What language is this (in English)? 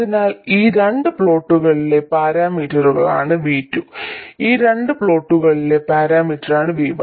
Malayalam